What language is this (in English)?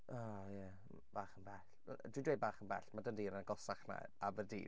Welsh